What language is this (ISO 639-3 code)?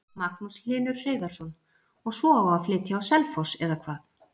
isl